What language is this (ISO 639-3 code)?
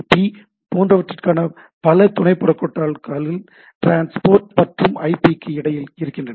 tam